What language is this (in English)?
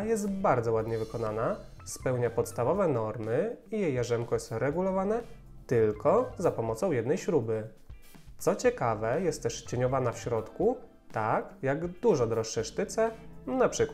Polish